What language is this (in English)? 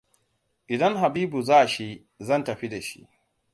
Hausa